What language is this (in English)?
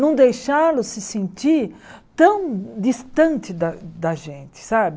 Portuguese